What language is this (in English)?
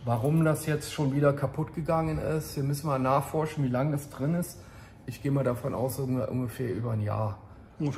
German